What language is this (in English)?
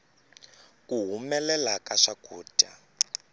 Tsonga